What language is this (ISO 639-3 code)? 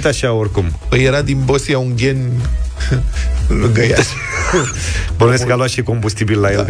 ron